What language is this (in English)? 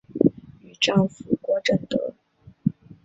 Chinese